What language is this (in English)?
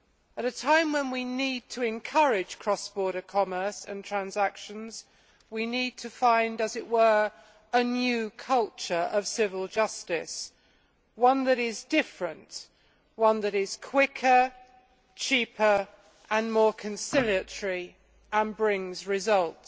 English